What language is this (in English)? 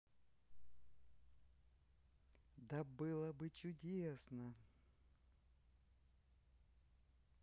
Russian